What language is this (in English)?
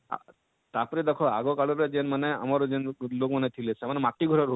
Odia